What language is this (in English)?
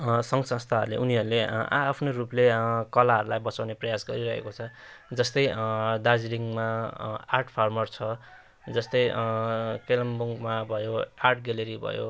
Nepali